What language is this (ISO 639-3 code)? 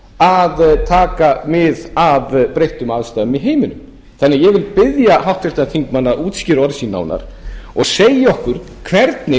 isl